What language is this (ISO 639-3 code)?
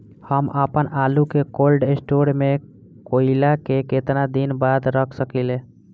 bho